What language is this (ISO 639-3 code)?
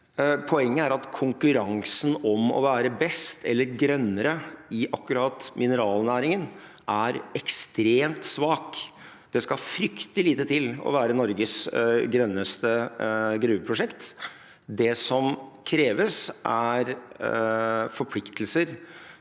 nor